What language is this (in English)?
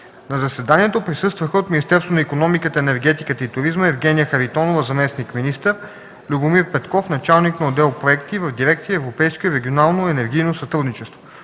Bulgarian